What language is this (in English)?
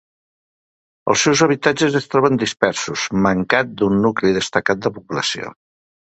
Catalan